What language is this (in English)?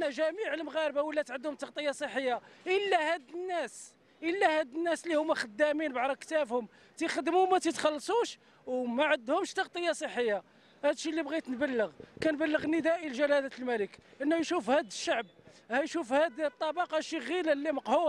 Arabic